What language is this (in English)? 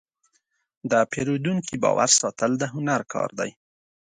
Pashto